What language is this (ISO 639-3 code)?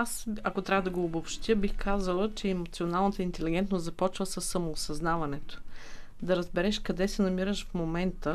bul